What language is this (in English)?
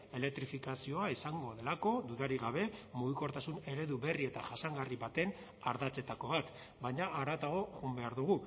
Basque